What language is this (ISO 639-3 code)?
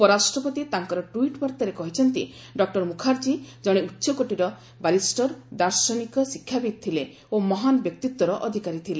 ori